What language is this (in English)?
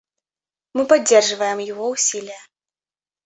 Russian